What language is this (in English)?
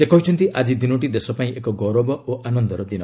Odia